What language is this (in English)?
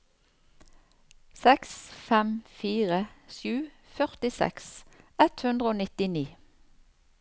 Norwegian